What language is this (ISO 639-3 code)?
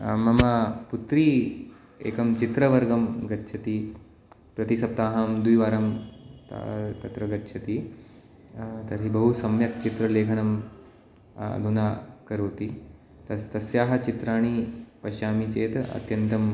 san